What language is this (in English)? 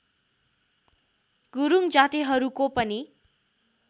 Nepali